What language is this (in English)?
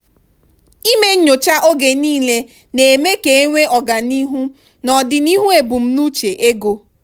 Igbo